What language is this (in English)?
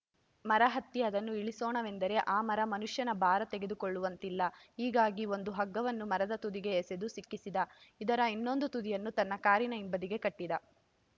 Kannada